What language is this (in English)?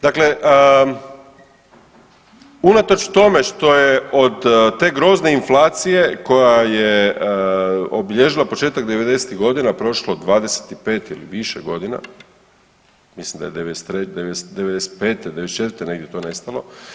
Croatian